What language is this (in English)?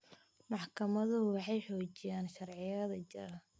Somali